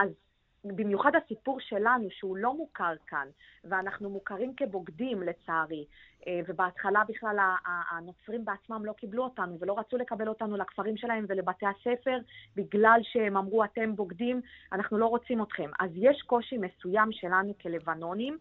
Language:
Hebrew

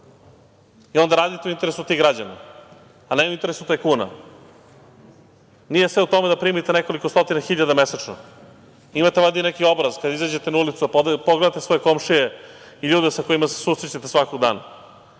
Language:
Serbian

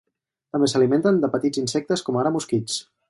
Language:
Catalan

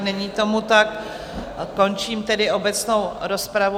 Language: Czech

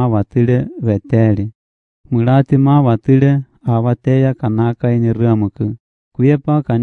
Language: Romanian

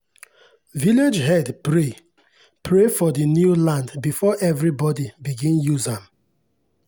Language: Nigerian Pidgin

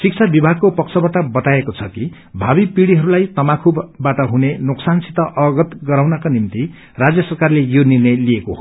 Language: Nepali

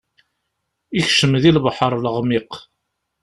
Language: Kabyle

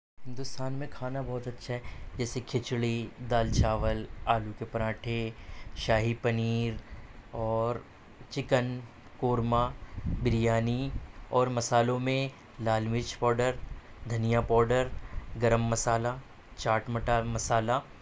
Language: Urdu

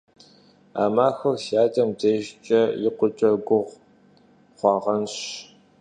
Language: Kabardian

